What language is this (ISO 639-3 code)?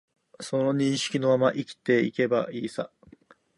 jpn